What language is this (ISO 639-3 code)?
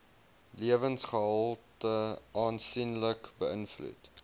afr